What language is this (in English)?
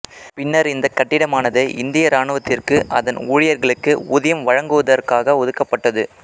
Tamil